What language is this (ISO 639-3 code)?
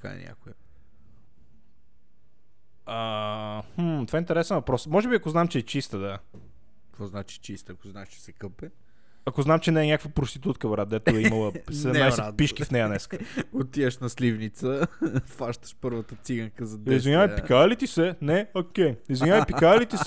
bul